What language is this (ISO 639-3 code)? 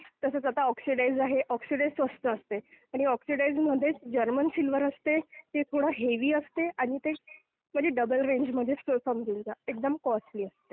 mar